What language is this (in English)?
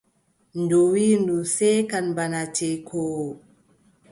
Adamawa Fulfulde